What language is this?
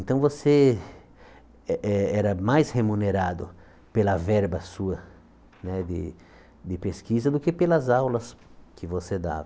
Portuguese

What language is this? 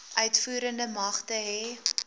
Afrikaans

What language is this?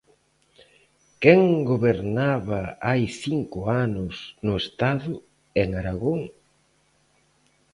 Galician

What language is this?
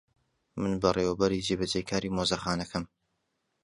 Central Kurdish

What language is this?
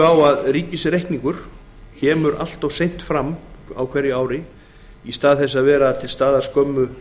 Icelandic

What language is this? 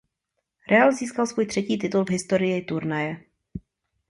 Czech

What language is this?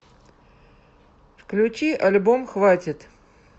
Russian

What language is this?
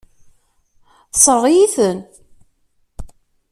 Kabyle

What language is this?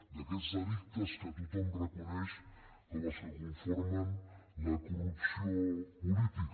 Catalan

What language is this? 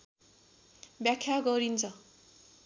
Nepali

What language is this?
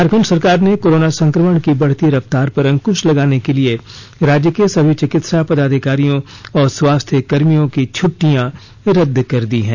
Hindi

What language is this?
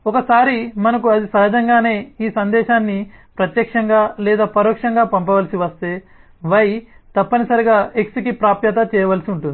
Telugu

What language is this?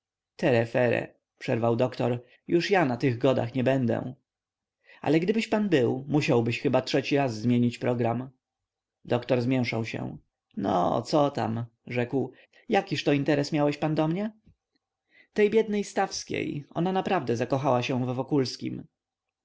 Polish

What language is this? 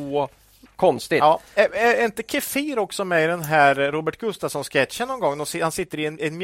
Swedish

